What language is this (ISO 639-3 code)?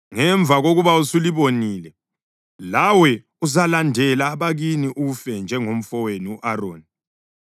nde